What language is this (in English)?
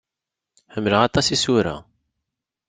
Kabyle